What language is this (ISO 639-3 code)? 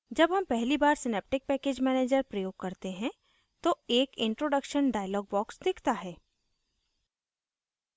hin